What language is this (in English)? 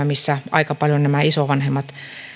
Finnish